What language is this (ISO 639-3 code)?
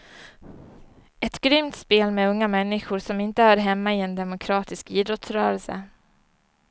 swe